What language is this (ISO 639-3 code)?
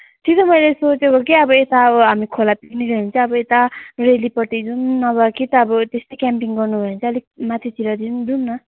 nep